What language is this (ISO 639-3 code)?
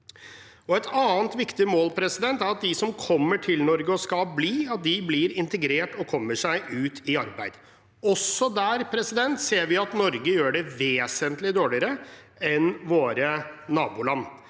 nor